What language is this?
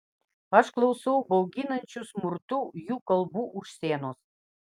Lithuanian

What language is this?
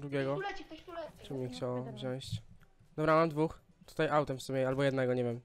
Polish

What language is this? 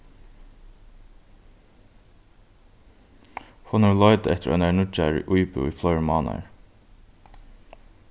Faroese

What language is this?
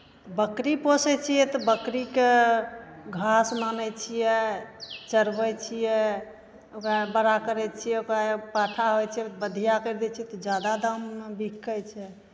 Maithili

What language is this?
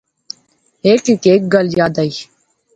Pahari-Potwari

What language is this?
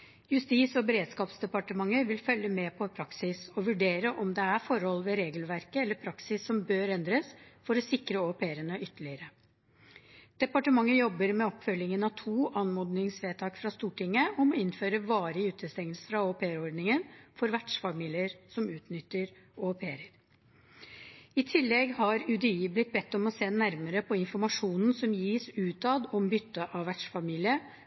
Norwegian Bokmål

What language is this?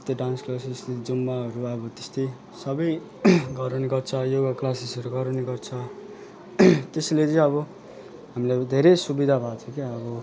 Nepali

